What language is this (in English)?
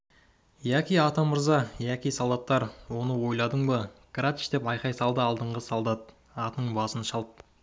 Kazakh